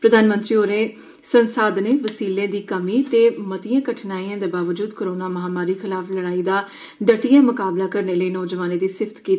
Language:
Dogri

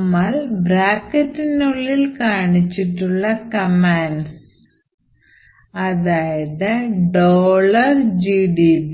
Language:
Malayalam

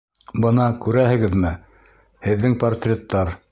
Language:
Bashkir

